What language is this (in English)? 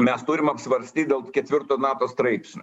Lithuanian